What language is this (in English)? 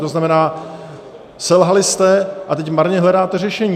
Czech